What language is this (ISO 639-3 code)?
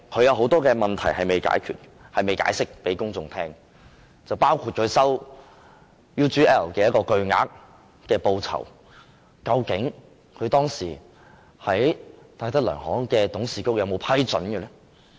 yue